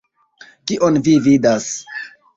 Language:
Esperanto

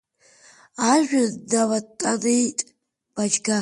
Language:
Abkhazian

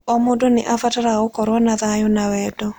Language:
Kikuyu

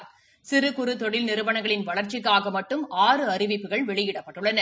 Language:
Tamil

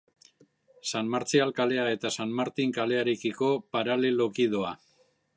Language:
Basque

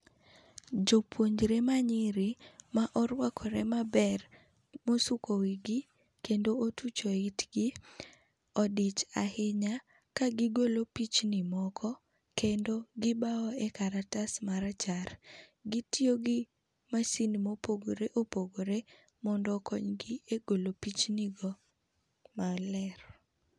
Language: Luo (Kenya and Tanzania)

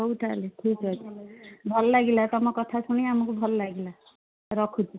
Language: Odia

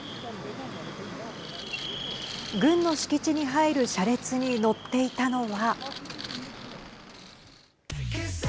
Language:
Japanese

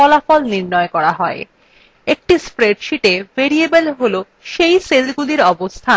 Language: Bangla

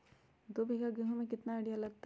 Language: Magahi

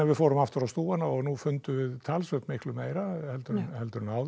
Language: Icelandic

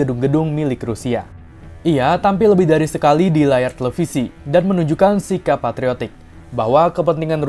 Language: Indonesian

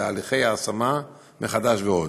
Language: Hebrew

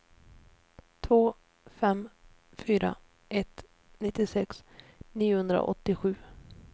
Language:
Swedish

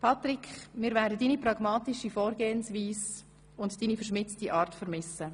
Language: Swiss German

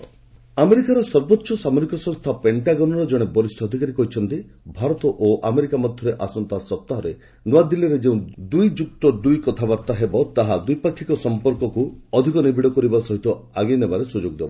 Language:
Odia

